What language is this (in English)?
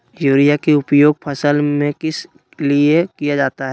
Magahi